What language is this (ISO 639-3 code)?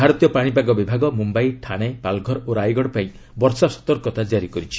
ori